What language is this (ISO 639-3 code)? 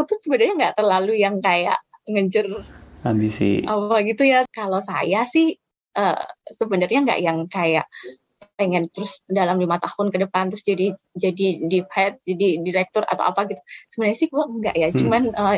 ind